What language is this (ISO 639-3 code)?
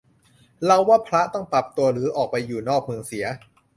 tha